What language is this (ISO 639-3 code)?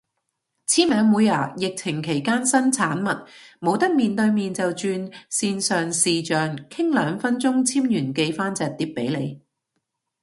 yue